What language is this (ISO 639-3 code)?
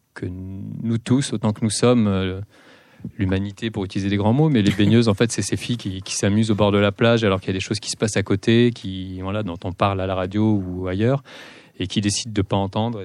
fra